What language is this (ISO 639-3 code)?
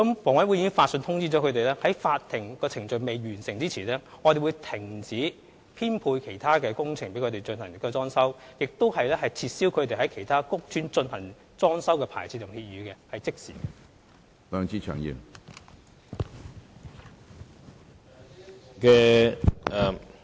yue